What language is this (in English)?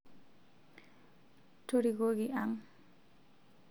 Masai